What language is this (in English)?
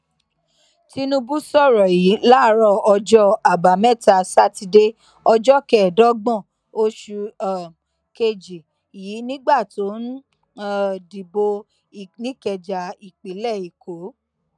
Yoruba